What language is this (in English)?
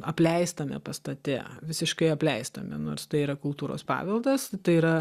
Lithuanian